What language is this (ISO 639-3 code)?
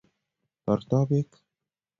kln